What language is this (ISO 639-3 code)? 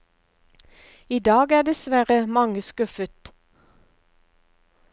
nor